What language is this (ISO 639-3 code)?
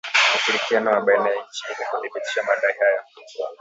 swa